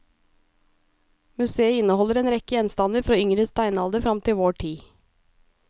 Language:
Norwegian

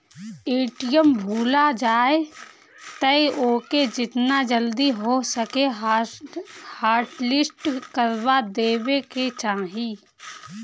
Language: Bhojpuri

